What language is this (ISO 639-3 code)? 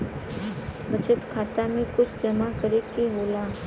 bho